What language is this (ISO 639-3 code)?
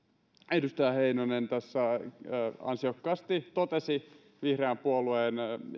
fin